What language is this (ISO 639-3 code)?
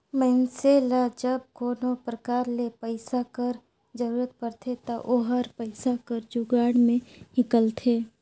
hne